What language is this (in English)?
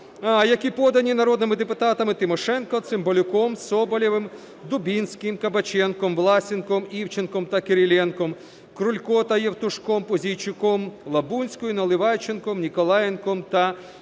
Ukrainian